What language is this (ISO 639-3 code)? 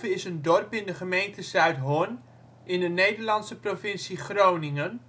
nld